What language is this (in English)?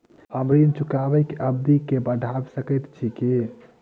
Maithili